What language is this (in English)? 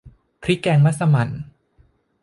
Thai